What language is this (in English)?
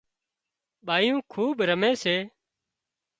Wadiyara Koli